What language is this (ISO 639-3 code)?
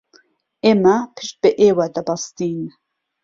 ckb